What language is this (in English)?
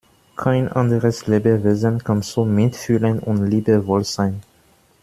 German